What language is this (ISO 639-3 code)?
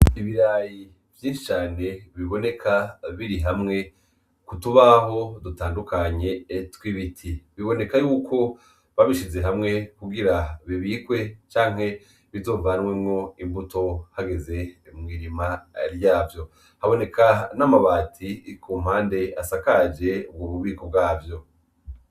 run